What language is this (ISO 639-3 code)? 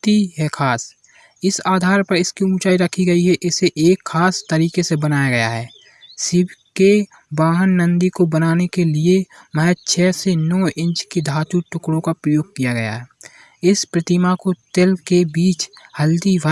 hin